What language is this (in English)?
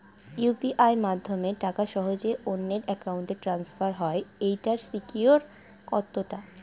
Bangla